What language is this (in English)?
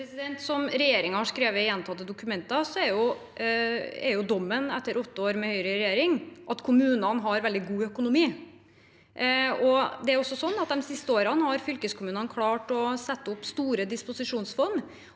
Norwegian